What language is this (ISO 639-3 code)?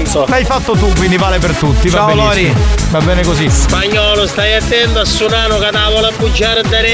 ita